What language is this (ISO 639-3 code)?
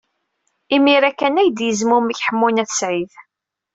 kab